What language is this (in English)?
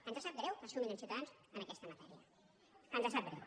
Catalan